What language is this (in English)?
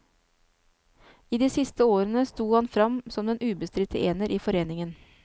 Norwegian